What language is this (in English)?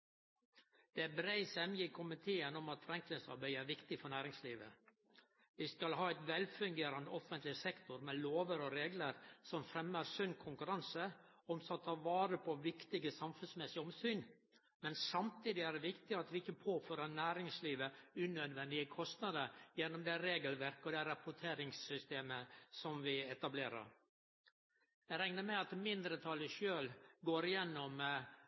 Norwegian Nynorsk